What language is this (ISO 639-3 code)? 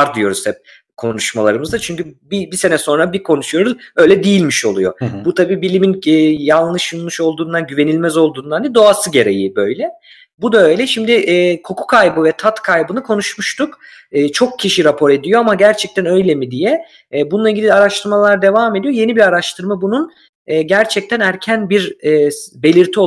tur